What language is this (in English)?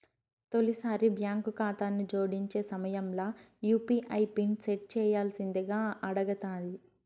Telugu